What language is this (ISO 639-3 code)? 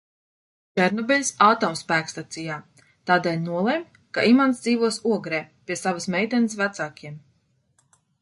lav